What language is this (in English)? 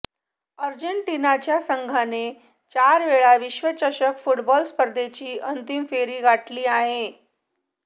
Marathi